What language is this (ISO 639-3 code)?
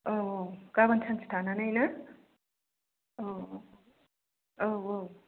brx